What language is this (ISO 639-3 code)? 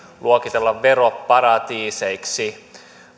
fin